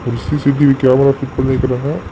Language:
Tamil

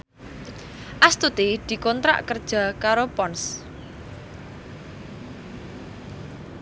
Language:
Javanese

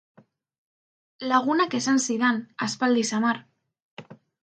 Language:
Basque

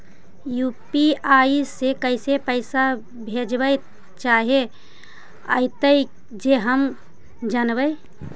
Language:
Magahi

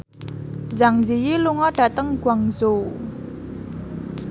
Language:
Javanese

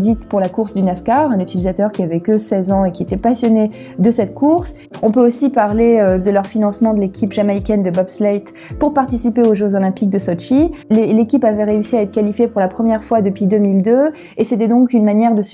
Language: French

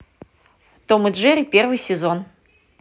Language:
Russian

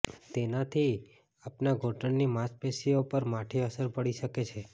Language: Gujarati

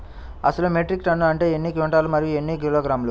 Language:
Telugu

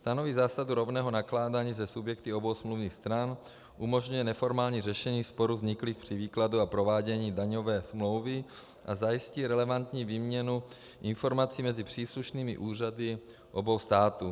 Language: Czech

